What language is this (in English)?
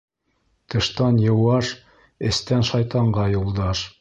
Bashkir